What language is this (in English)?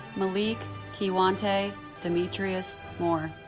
English